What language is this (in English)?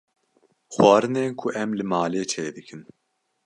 Kurdish